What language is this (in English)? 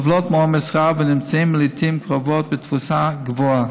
Hebrew